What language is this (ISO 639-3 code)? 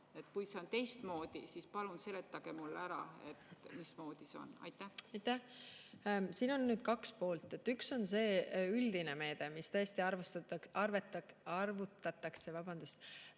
est